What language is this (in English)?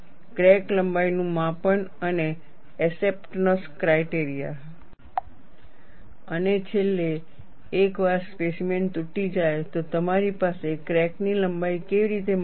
Gujarati